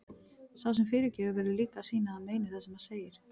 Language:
Icelandic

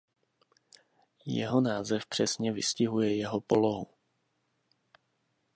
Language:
Czech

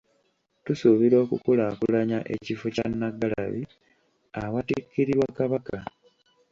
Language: Ganda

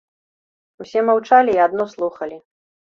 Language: Belarusian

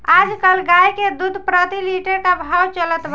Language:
Bhojpuri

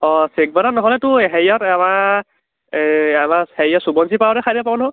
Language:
Assamese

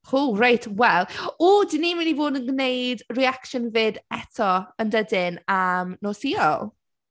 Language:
Welsh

